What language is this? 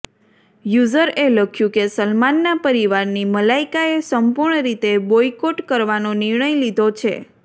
Gujarati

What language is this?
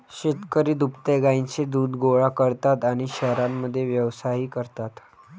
Marathi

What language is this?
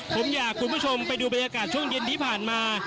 Thai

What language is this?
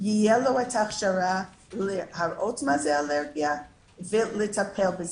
Hebrew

